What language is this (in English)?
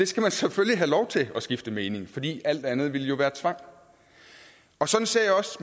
Danish